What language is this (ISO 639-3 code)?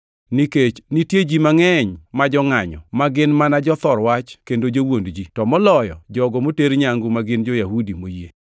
luo